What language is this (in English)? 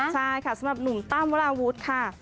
Thai